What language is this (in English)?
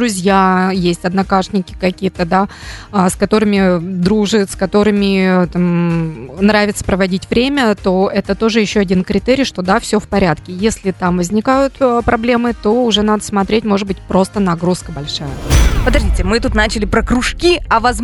Russian